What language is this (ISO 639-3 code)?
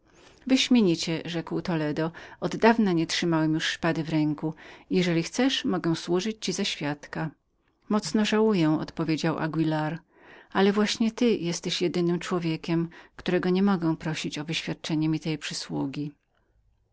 pol